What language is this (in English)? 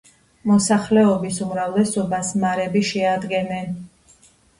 Georgian